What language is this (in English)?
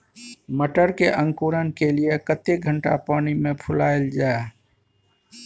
Maithili